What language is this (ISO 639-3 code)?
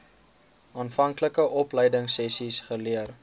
afr